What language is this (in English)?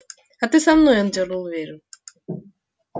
Russian